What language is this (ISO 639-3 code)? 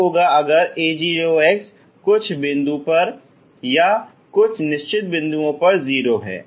hin